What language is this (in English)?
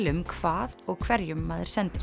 Icelandic